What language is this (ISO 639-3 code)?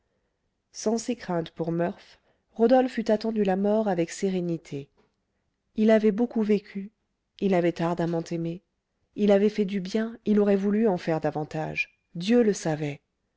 fra